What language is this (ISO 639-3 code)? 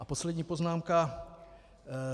ces